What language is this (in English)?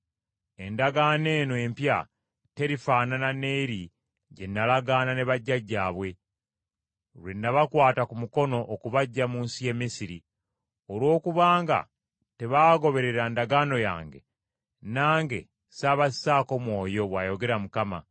Ganda